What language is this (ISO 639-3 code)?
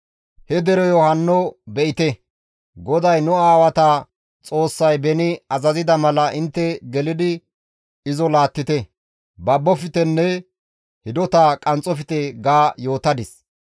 gmv